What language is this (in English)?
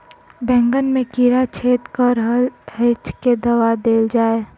Maithili